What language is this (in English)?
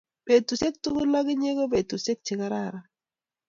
Kalenjin